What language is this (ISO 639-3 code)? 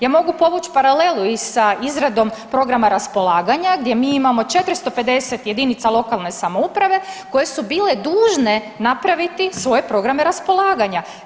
hrv